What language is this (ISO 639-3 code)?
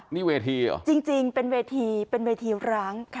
tha